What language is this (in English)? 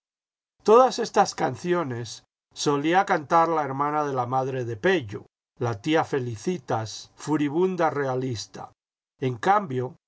Spanish